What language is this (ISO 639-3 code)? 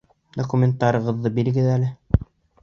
bak